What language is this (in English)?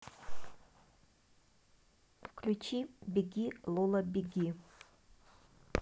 Russian